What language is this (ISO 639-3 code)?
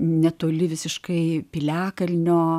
lit